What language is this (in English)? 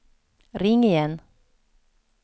Swedish